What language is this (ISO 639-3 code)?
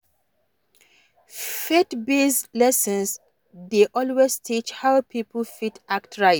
pcm